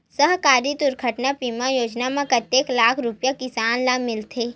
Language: Chhattisgarhi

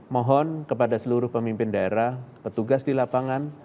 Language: Indonesian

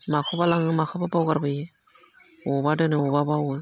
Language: Bodo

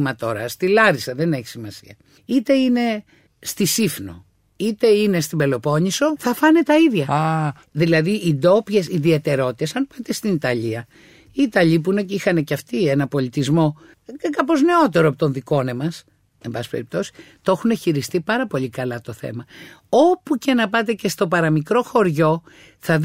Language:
Greek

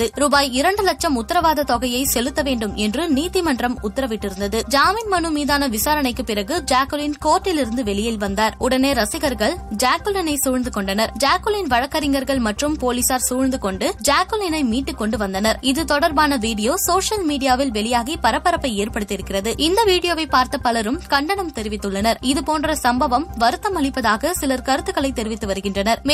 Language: Tamil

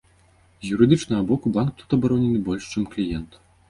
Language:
Belarusian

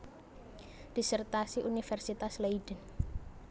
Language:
Javanese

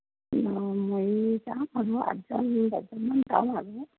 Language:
Assamese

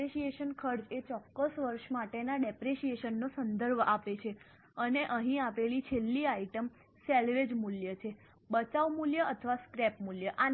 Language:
Gujarati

